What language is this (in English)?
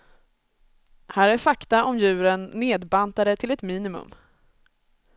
Swedish